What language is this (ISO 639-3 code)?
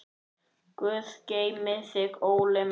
isl